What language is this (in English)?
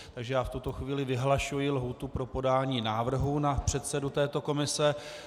Czech